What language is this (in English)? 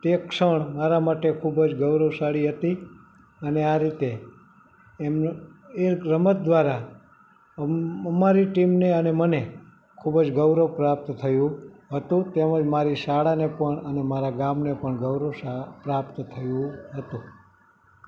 Gujarati